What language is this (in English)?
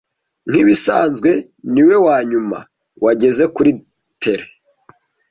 Kinyarwanda